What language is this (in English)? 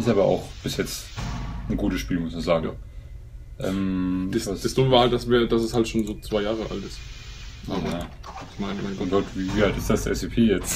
German